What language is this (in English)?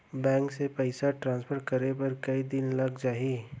Chhattisgarhi